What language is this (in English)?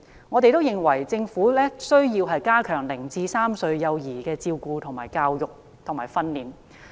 Cantonese